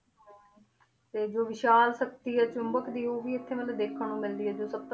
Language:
Punjabi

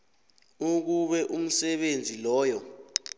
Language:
South Ndebele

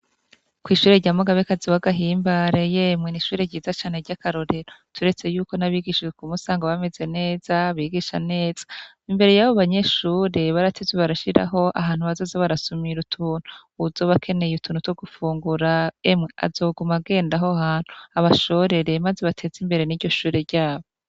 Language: Rundi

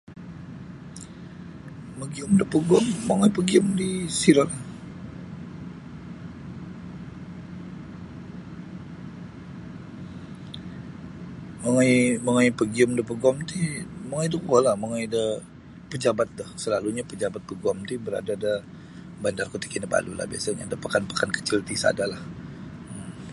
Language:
Sabah Bisaya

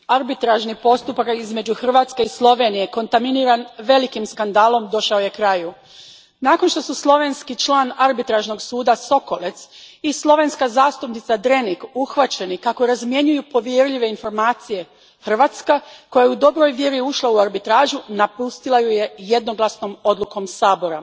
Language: Croatian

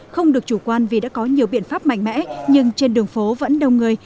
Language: Vietnamese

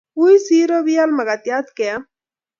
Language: Kalenjin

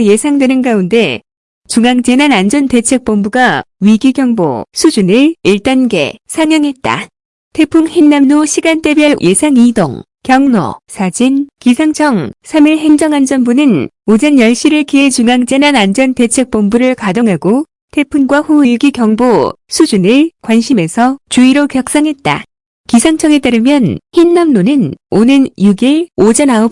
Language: Korean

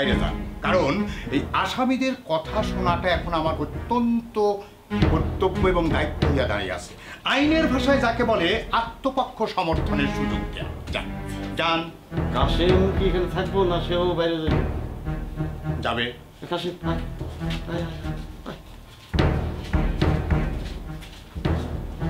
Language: Hindi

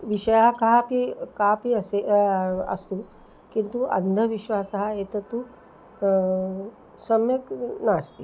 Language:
Sanskrit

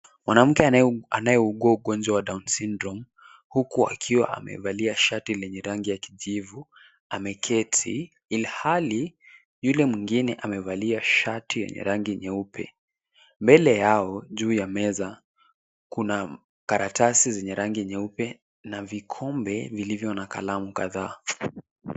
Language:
Swahili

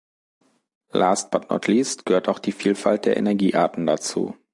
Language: German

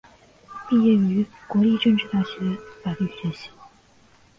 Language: Chinese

